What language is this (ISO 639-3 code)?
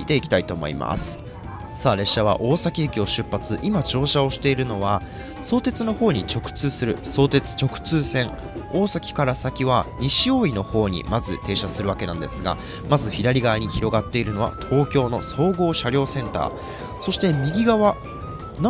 jpn